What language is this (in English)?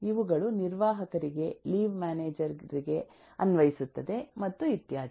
Kannada